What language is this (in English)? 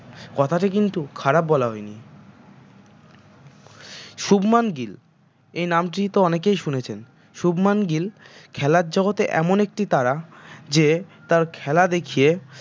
Bangla